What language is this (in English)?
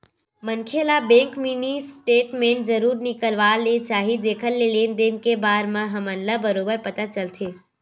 Chhattisgarhi